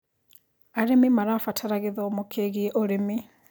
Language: Kikuyu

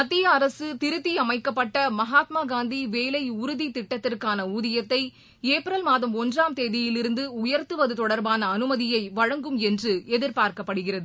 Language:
Tamil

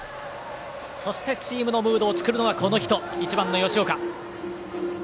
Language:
Japanese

